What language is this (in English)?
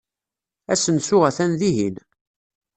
Kabyle